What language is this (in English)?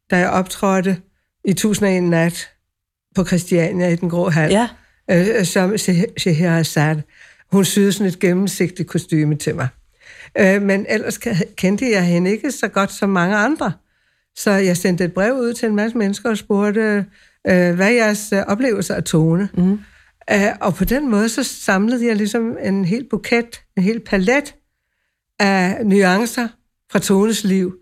Danish